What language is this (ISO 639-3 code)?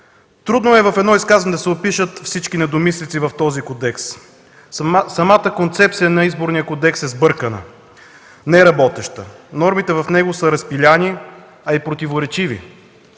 bul